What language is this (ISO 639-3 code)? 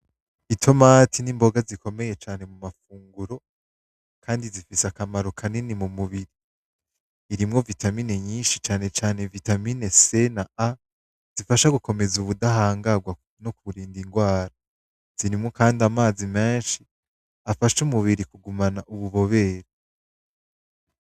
run